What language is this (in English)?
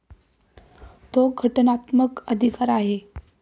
Marathi